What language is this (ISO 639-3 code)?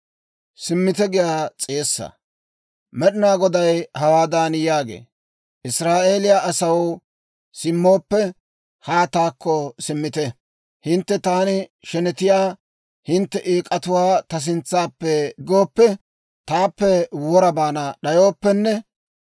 dwr